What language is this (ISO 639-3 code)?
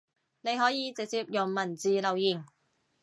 yue